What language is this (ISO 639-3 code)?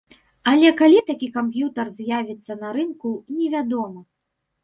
bel